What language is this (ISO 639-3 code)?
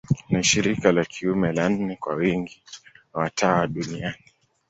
swa